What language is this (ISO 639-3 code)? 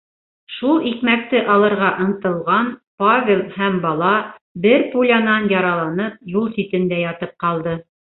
bak